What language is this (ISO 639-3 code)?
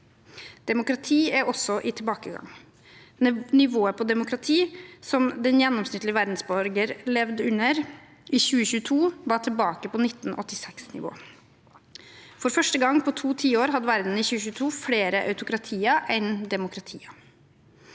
nor